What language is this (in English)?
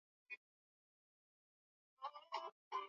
Swahili